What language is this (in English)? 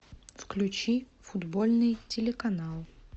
Russian